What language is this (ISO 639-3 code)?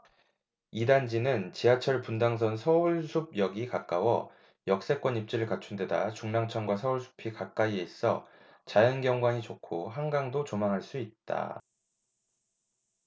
kor